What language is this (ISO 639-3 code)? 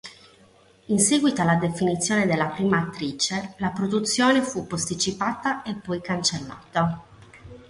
ita